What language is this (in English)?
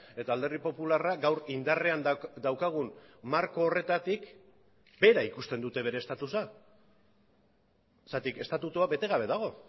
Basque